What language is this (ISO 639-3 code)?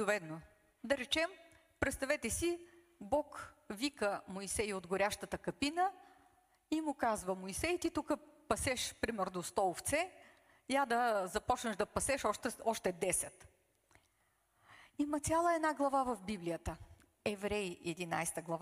bul